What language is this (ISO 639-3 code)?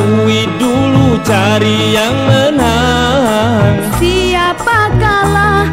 ind